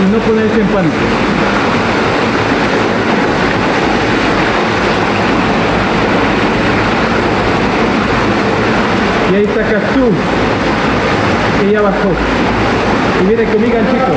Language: Spanish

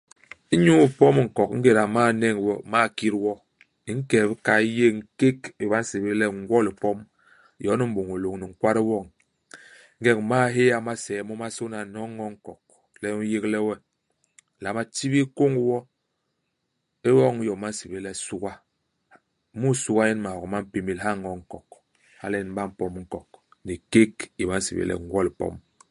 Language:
Basaa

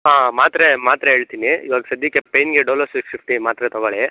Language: Kannada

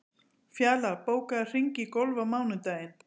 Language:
Icelandic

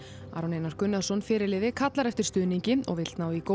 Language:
Icelandic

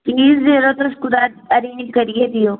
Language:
Dogri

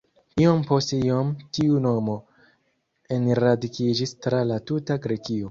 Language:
Esperanto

